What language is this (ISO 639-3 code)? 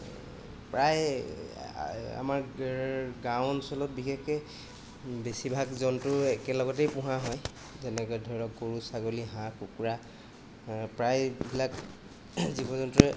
asm